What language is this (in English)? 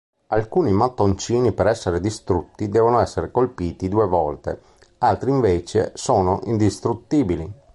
Italian